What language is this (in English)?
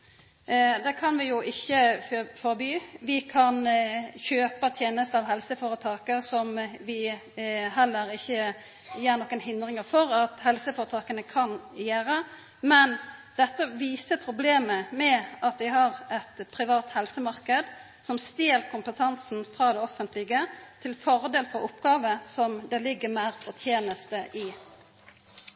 Norwegian Nynorsk